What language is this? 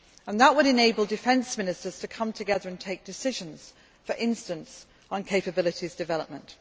English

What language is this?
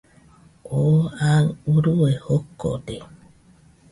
Nüpode Huitoto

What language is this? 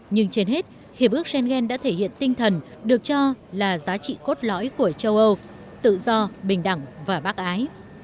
Vietnamese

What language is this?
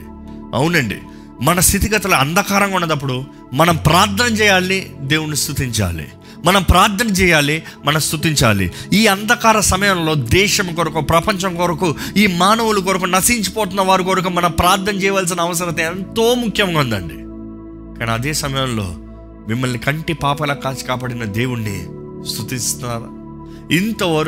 Telugu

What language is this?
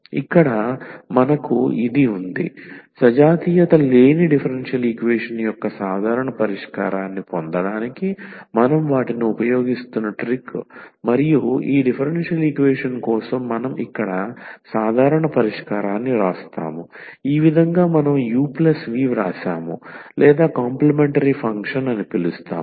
Telugu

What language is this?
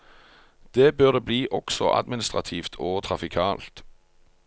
Norwegian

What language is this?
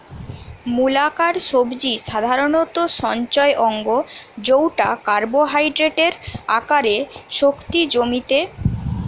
Bangla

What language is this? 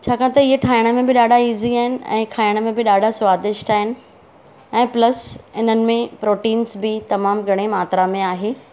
Sindhi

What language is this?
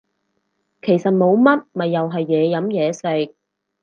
Cantonese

